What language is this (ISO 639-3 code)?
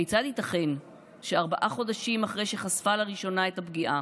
heb